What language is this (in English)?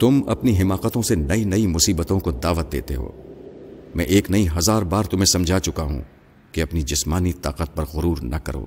Urdu